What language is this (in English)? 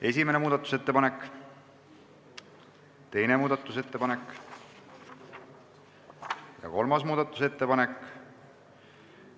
Estonian